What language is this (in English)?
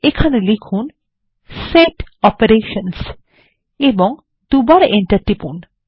Bangla